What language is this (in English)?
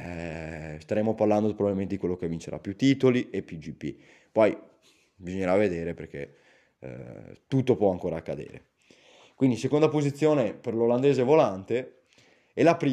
Italian